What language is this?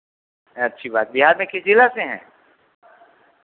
Hindi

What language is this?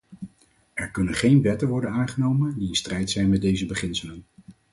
Dutch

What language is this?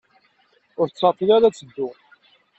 Kabyle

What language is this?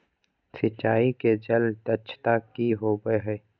Magahi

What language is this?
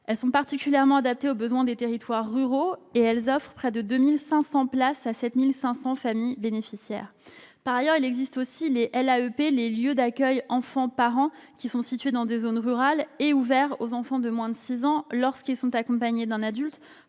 French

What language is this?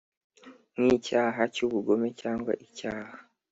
Kinyarwanda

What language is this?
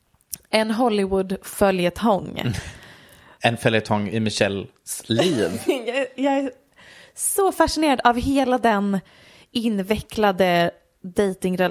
Swedish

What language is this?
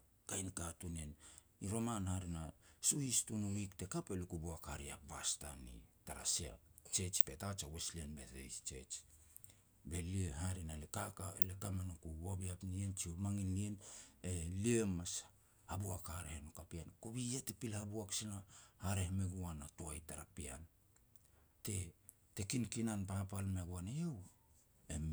Petats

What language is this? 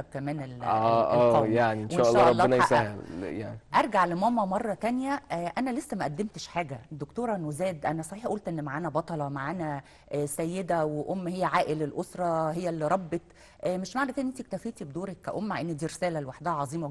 Arabic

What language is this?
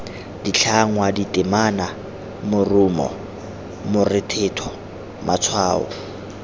Tswana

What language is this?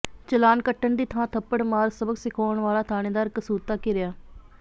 Punjabi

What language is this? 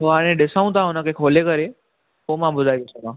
Sindhi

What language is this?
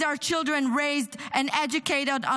Hebrew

